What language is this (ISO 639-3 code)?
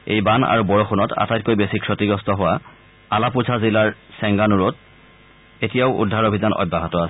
asm